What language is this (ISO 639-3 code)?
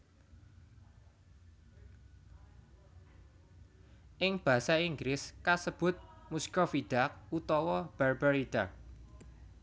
jav